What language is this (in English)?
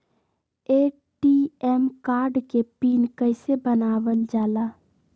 Magahi